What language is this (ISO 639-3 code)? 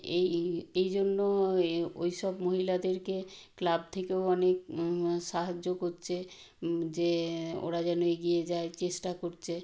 ben